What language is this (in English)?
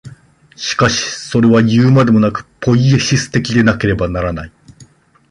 Japanese